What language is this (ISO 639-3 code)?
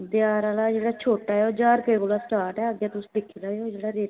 doi